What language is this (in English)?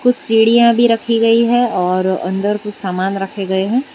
Hindi